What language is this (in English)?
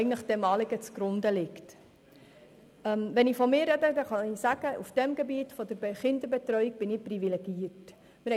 Swiss German